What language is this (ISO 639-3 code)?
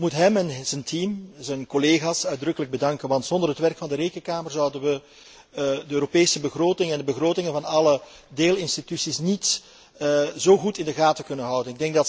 nld